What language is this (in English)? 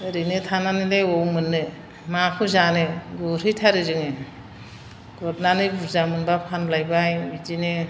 Bodo